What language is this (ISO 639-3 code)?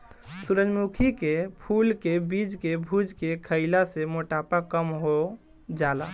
bho